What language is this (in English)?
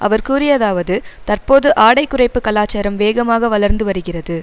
Tamil